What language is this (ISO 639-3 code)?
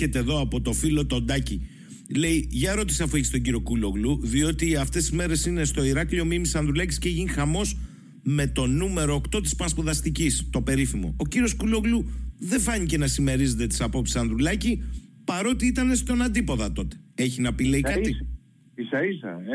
ell